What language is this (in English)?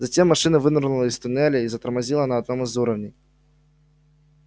Russian